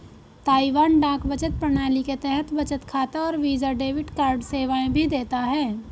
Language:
Hindi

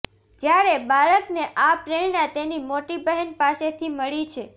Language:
Gujarati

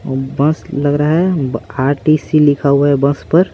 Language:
Hindi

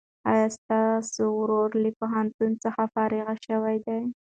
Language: Pashto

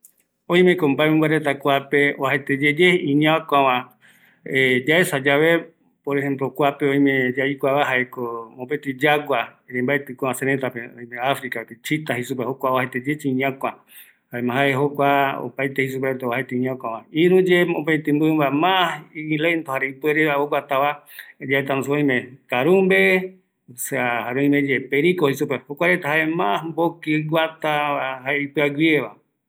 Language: Eastern Bolivian Guaraní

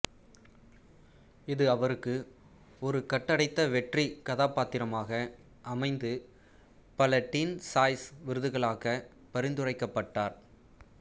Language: Tamil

